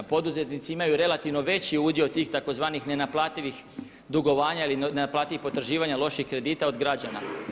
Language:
Croatian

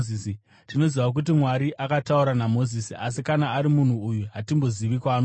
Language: Shona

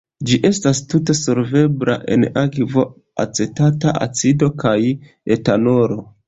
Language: Esperanto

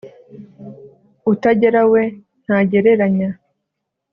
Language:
Kinyarwanda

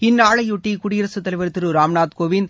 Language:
Tamil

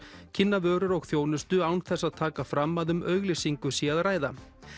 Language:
Icelandic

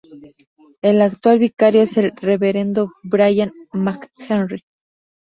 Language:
Spanish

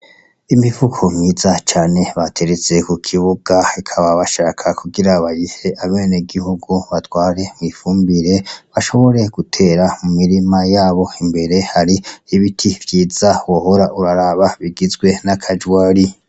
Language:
Rundi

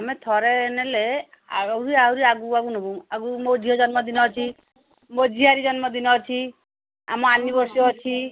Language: Odia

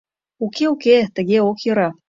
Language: Mari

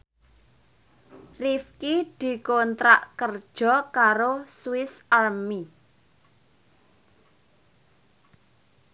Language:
Javanese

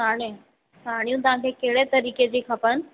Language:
Sindhi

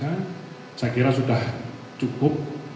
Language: Indonesian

